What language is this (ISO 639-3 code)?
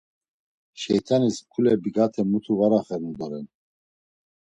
lzz